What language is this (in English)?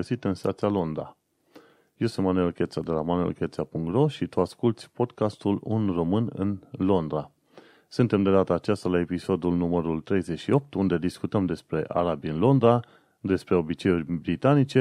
Romanian